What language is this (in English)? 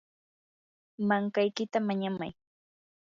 Yanahuanca Pasco Quechua